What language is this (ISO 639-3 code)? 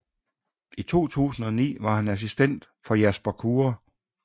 dan